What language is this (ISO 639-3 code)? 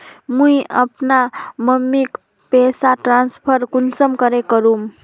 mag